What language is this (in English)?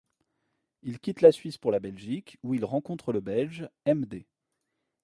French